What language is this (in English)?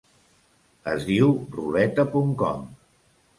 Catalan